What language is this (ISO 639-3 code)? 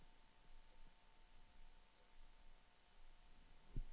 dan